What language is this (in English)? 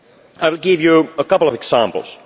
English